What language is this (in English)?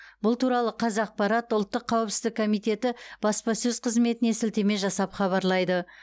Kazakh